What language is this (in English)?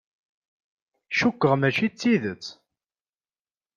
Kabyle